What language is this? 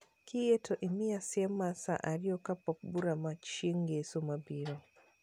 Luo (Kenya and Tanzania)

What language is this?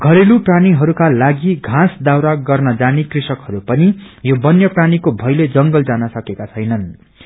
Nepali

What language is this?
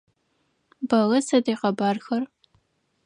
Adyghe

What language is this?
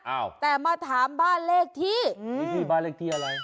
Thai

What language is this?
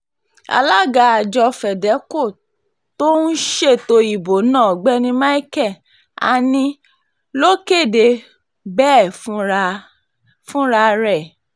Yoruba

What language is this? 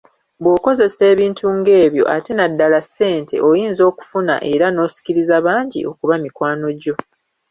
Ganda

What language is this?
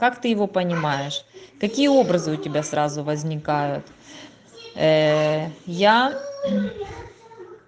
Russian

